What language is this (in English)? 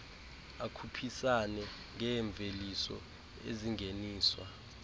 Xhosa